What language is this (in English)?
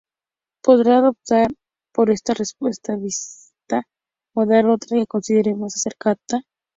Spanish